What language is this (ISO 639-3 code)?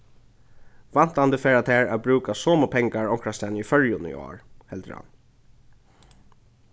fao